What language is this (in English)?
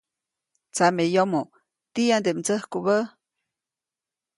Copainalá Zoque